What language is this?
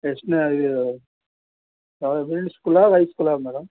Kannada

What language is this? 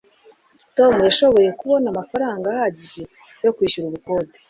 Kinyarwanda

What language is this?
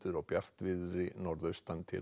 Icelandic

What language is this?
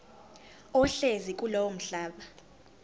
Zulu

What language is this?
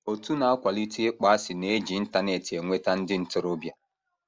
Igbo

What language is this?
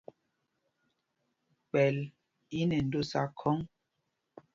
Mpumpong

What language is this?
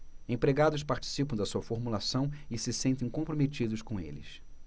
Portuguese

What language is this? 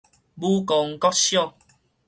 Min Nan Chinese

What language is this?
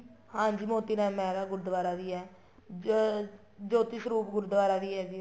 Punjabi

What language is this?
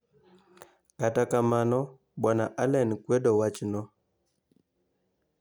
Luo (Kenya and Tanzania)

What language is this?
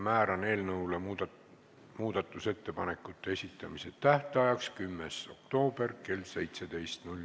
Estonian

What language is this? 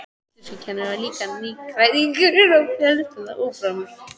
Icelandic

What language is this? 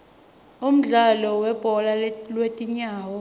Swati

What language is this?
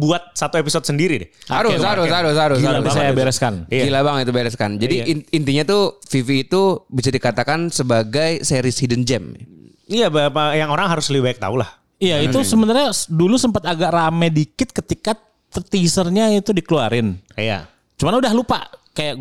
Indonesian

